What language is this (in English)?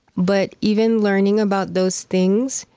English